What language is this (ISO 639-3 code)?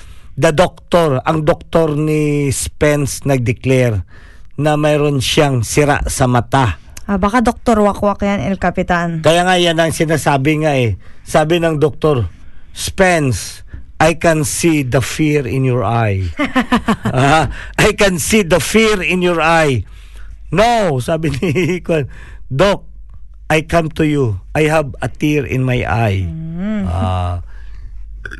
fil